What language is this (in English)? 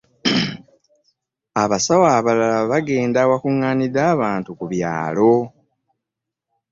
Ganda